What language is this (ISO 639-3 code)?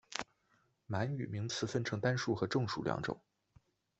zho